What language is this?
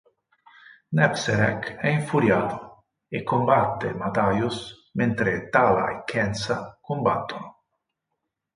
Italian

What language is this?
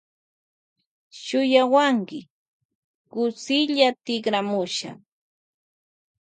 Loja Highland Quichua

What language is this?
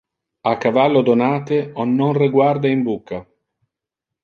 Interlingua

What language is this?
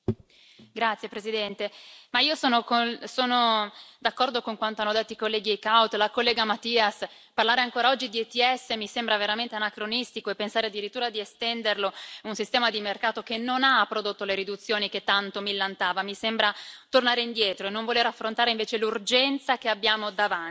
Italian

